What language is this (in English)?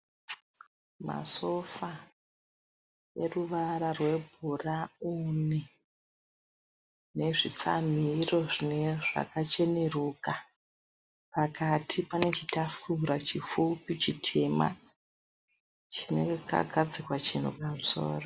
Shona